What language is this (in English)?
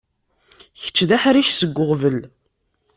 Kabyle